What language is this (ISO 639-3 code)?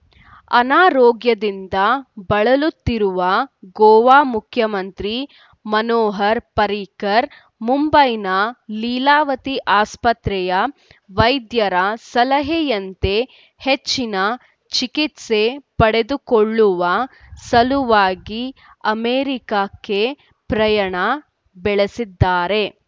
kan